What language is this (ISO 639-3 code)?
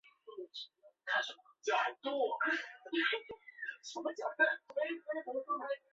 zho